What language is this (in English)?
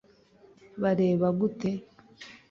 Kinyarwanda